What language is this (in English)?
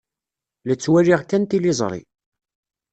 Kabyle